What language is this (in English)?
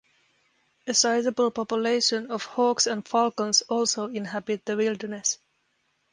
English